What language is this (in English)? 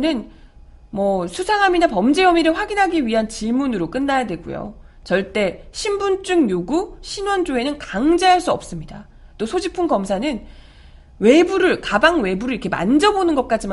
Korean